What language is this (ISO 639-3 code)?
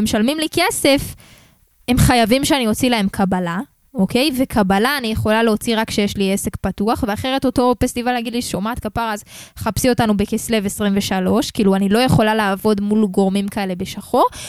heb